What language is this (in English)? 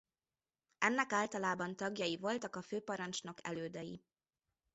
Hungarian